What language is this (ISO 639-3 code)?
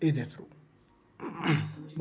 doi